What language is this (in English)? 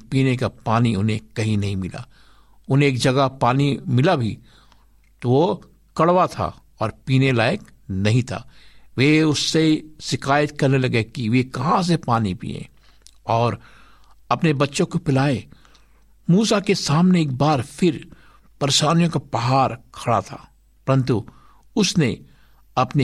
Hindi